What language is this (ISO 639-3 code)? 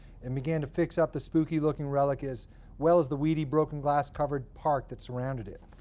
eng